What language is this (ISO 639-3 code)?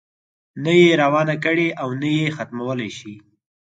pus